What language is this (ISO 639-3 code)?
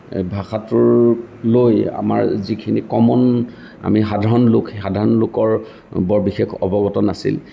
asm